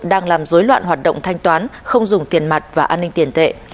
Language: Vietnamese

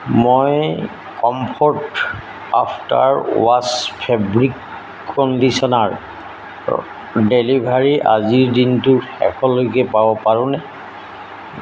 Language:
Assamese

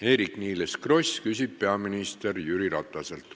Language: Estonian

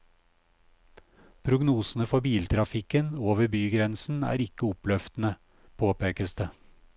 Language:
Norwegian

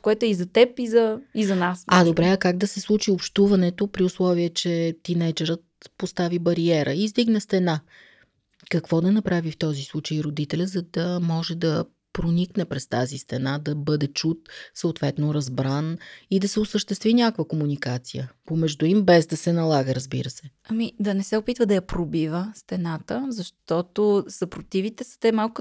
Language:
Bulgarian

